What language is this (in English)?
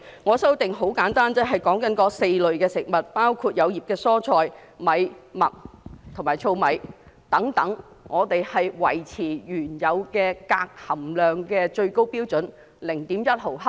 Cantonese